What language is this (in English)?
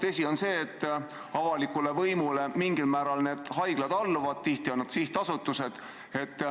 Estonian